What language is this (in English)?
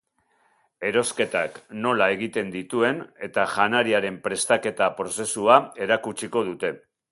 Basque